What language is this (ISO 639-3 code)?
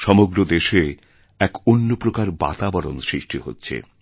ben